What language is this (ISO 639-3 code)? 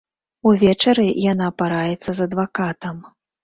bel